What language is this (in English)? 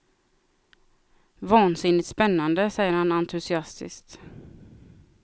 Swedish